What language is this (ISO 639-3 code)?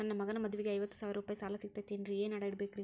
kan